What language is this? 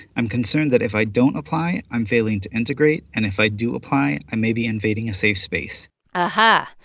English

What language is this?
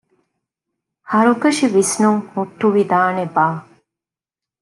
Divehi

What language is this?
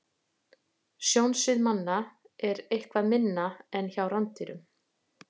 Icelandic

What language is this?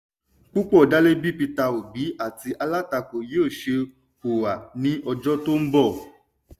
Yoruba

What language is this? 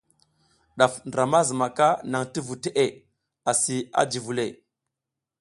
South Giziga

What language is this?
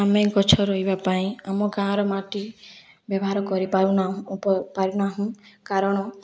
Odia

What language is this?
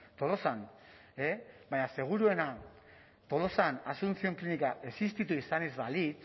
Basque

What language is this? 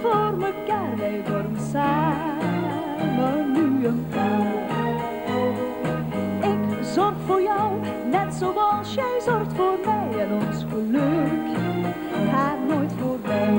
Dutch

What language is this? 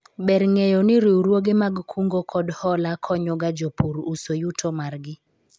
Luo (Kenya and Tanzania)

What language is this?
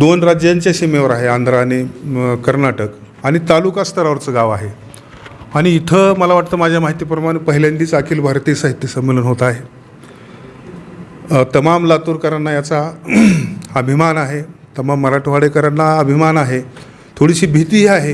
Marathi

